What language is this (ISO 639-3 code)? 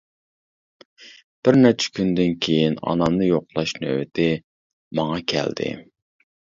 uig